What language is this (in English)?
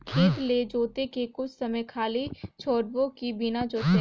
Chhattisgarhi